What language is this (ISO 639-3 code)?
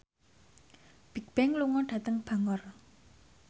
jav